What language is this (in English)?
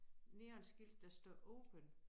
Danish